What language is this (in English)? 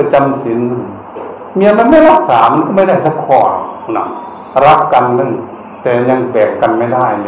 Thai